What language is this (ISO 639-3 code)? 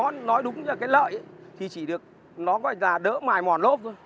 vie